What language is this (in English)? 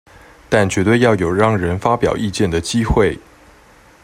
Chinese